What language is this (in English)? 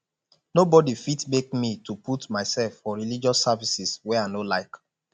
Nigerian Pidgin